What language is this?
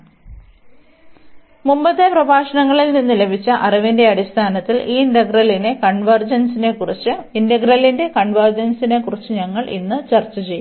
Malayalam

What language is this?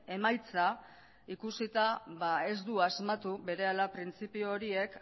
Basque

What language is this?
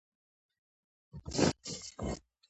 Georgian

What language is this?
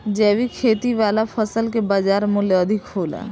Bhojpuri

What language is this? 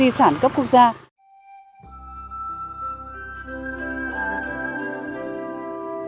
Vietnamese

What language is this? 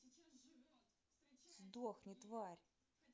Russian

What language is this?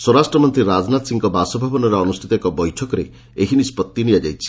Odia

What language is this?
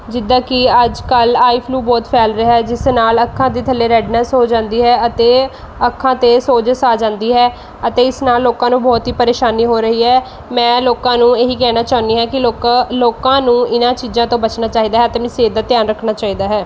Punjabi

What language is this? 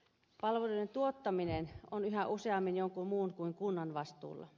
Finnish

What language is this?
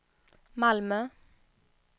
Swedish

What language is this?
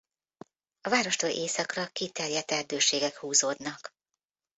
Hungarian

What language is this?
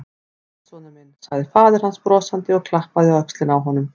Icelandic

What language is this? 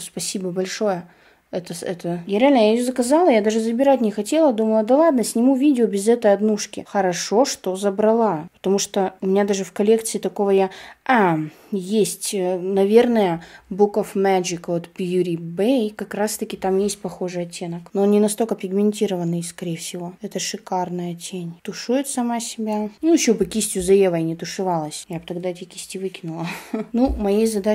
Russian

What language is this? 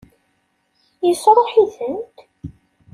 Kabyle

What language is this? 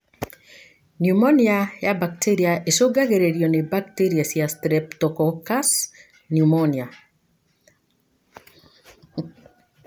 Kikuyu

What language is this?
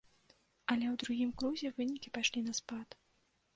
Belarusian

